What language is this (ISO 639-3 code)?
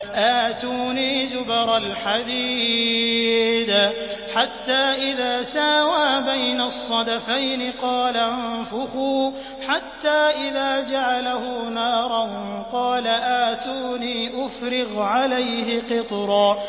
ara